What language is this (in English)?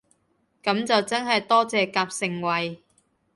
Cantonese